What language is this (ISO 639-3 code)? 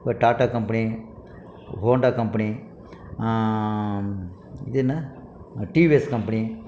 tam